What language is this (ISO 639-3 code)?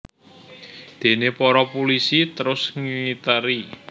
jav